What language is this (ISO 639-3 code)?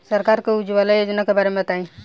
bho